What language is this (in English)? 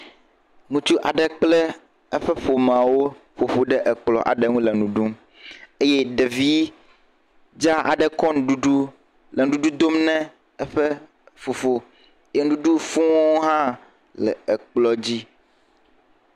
Ewe